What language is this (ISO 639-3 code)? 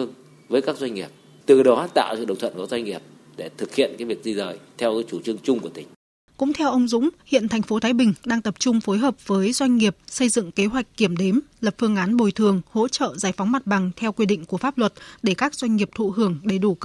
vie